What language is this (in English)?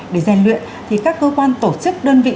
Vietnamese